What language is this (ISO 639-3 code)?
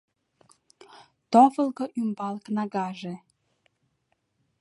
chm